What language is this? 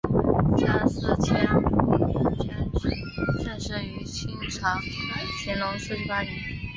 Chinese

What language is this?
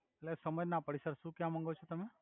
Gujarati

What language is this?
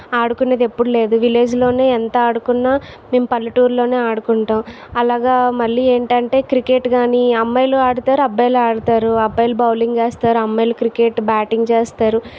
Telugu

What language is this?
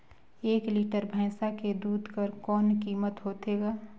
Chhattisgarhi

